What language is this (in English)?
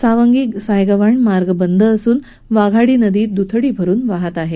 Marathi